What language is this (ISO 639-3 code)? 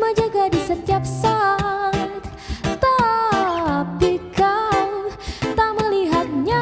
ind